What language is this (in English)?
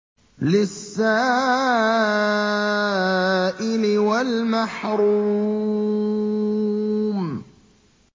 Arabic